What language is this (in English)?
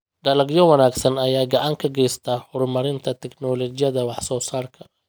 Somali